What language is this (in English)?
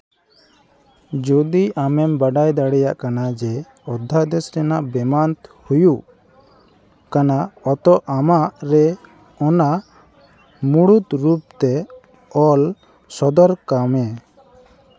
Santali